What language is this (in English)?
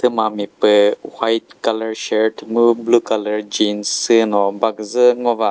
Chokri Naga